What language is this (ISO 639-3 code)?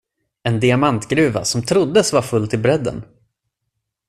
swe